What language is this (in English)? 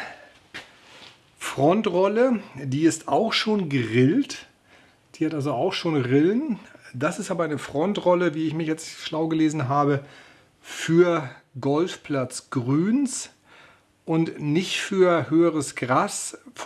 German